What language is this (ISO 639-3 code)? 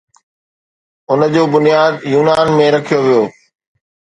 snd